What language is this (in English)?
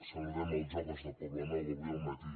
Catalan